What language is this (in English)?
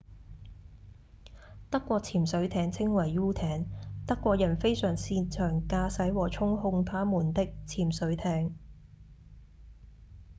Cantonese